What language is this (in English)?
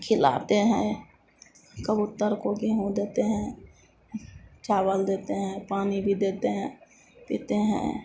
Hindi